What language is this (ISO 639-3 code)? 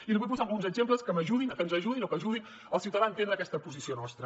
cat